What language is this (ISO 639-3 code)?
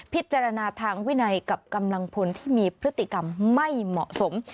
tha